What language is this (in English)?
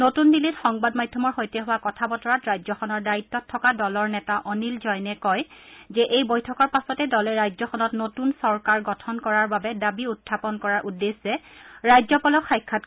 Assamese